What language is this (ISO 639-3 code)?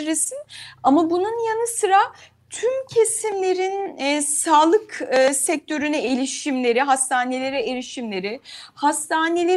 tur